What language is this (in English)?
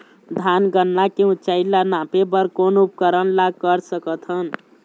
Chhattisgarhi